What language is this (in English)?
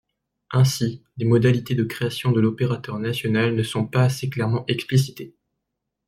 French